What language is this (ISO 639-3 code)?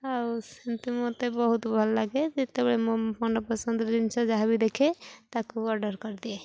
ori